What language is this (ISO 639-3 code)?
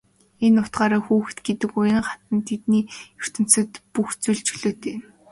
mon